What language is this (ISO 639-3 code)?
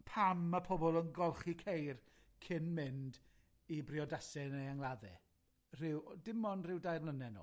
cym